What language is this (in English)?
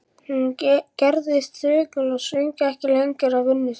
Icelandic